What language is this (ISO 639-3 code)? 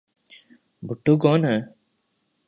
urd